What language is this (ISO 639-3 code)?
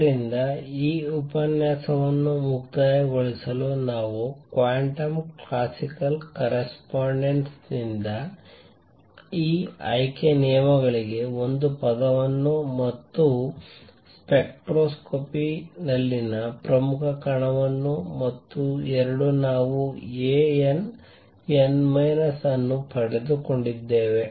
kan